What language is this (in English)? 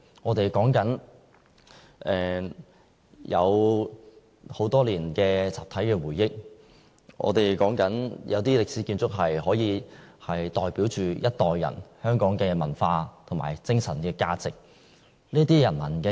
Cantonese